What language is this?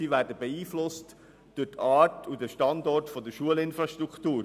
Swiss German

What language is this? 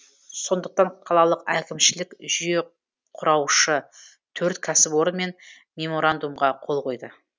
Kazakh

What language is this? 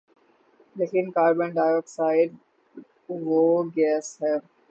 Urdu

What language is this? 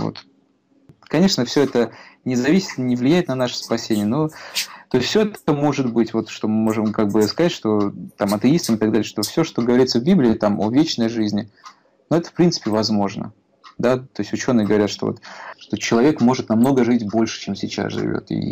Russian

